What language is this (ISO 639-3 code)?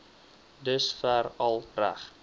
afr